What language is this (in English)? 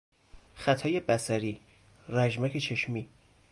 Persian